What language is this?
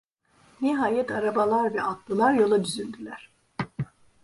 Turkish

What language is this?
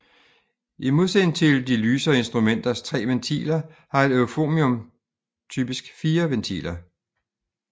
Danish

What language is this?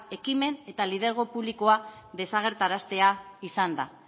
Basque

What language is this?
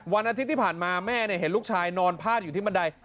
Thai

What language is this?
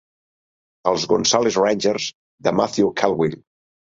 Catalan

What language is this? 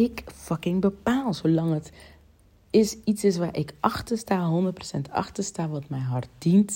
Dutch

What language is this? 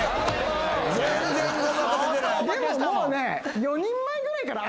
Japanese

